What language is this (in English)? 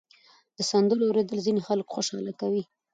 Pashto